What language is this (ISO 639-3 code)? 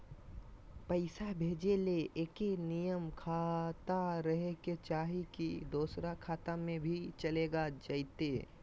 mag